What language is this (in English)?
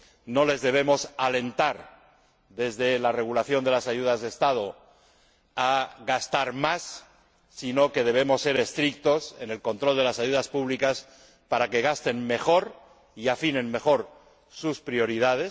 Spanish